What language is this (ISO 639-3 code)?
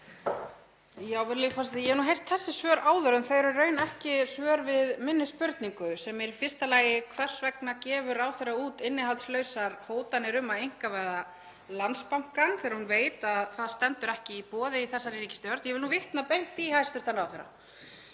isl